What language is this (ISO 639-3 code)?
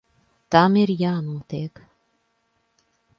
lav